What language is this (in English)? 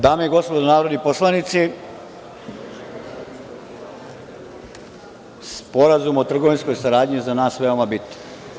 Serbian